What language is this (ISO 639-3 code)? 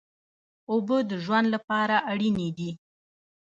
pus